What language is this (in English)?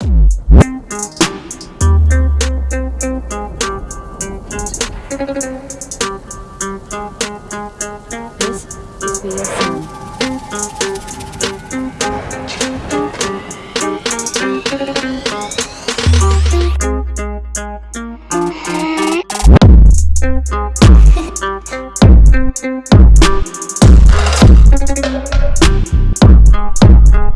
English